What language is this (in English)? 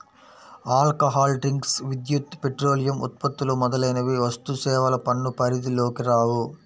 Telugu